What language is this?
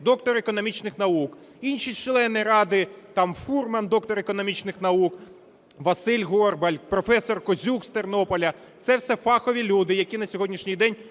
Ukrainian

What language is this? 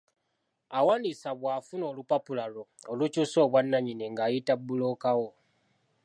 Ganda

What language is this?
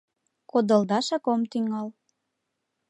Mari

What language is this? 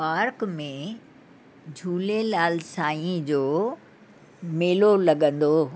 Sindhi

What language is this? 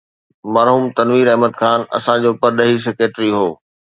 Sindhi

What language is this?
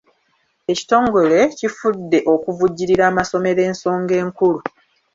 Ganda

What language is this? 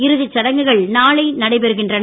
Tamil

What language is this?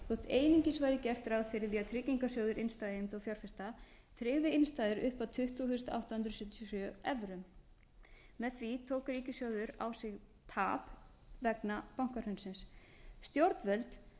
Icelandic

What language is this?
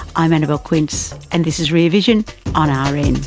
English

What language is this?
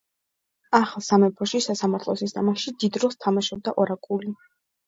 Georgian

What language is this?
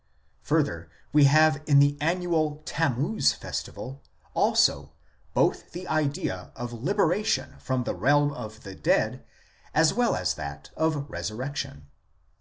English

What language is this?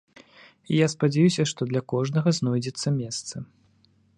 Belarusian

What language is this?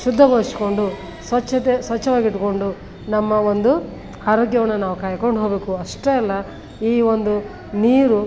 Kannada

